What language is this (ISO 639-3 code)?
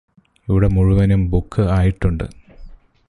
mal